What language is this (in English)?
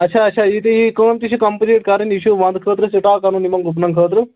Kashmiri